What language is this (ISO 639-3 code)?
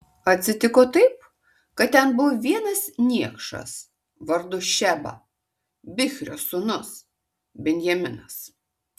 lit